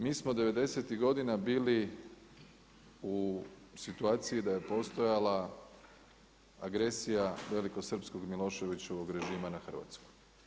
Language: Croatian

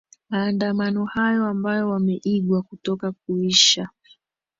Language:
Swahili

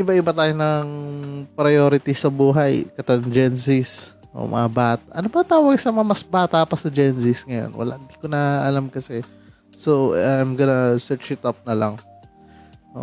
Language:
Filipino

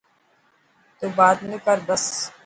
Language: Dhatki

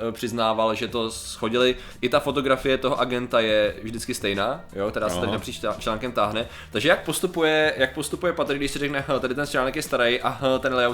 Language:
Czech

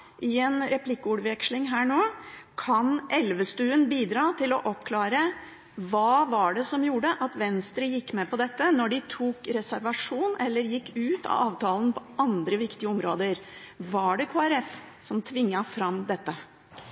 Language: Norwegian Bokmål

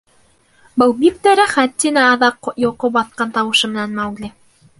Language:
Bashkir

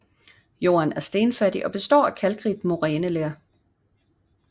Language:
Danish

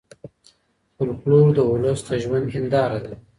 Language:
Pashto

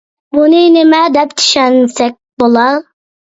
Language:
Uyghur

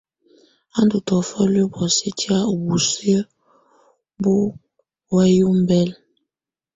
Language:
Tunen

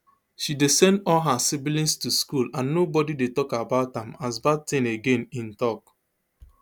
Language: Nigerian Pidgin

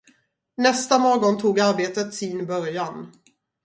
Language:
Swedish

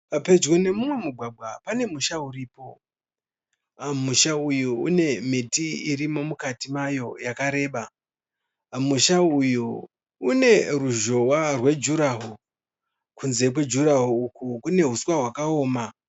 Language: Shona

